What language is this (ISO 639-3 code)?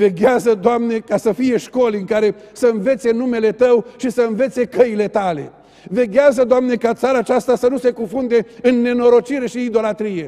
ron